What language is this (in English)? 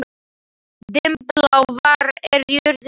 Icelandic